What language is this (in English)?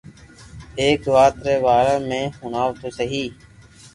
Loarki